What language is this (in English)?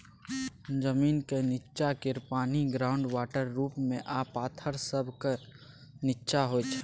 Maithili